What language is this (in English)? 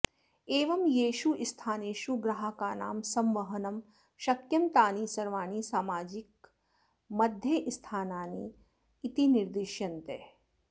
Sanskrit